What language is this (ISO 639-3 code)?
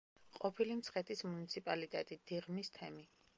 kat